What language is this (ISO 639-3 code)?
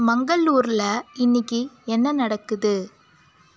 tam